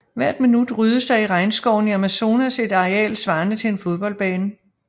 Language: Danish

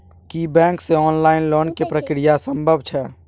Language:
Maithili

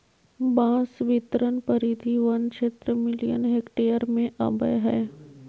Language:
Magahi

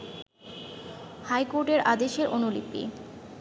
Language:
Bangla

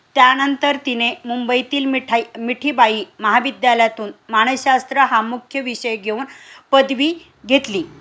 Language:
Marathi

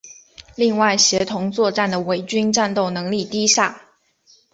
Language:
Chinese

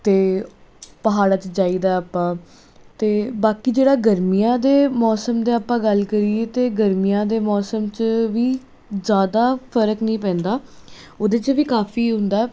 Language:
Punjabi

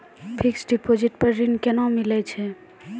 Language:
Maithili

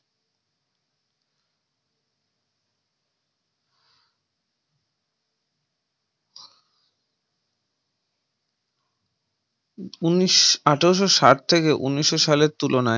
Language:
Bangla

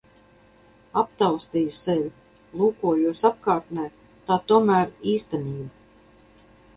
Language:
Latvian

